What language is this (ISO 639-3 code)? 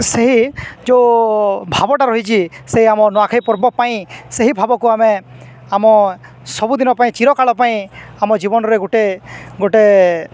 ori